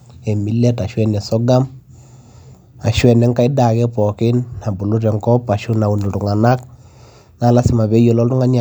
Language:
Masai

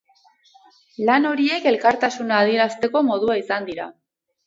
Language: Basque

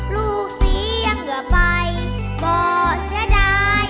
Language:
Thai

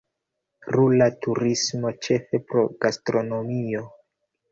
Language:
Esperanto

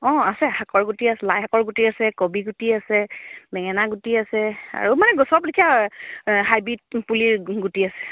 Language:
Assamese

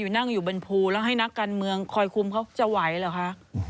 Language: Thai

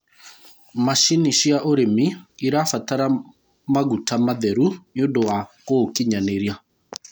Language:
Kikuyu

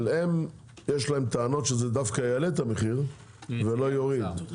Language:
Hebrew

